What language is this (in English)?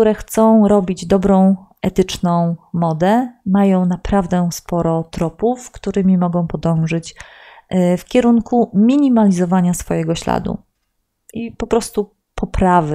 Polish